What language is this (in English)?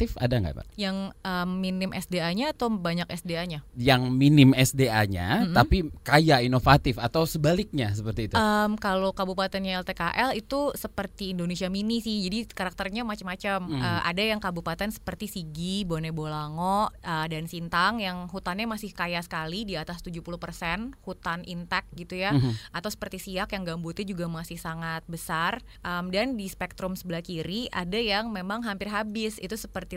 Indonesian